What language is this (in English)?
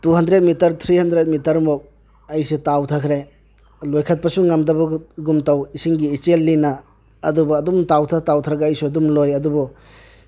Manipuri